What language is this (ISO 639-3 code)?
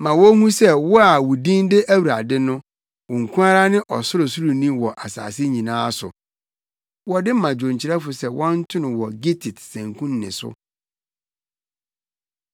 aka